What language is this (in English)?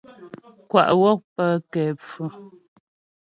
Ghomala